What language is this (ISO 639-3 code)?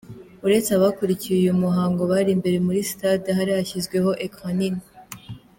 kin